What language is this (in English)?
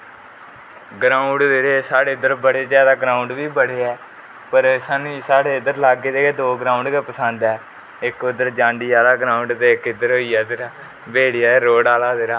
Dogri